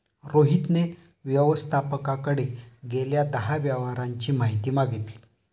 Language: Marathi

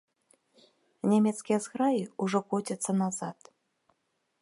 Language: Belarusian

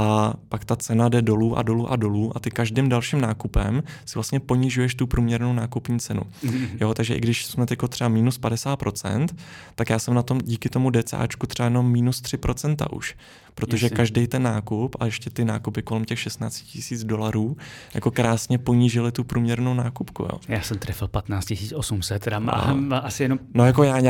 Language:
Czech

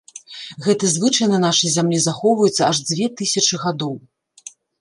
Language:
Belarusian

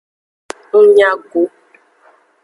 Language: Aja (Benin)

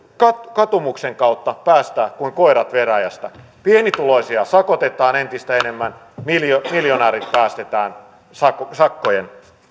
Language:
Finnish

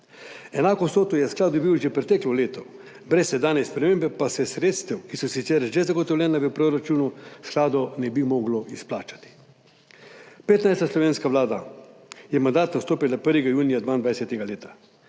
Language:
Slovenian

